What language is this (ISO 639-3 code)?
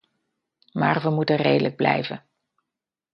nld